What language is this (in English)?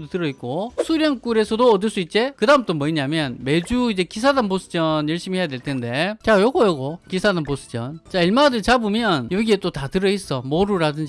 Korean